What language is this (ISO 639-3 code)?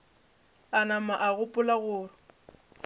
nso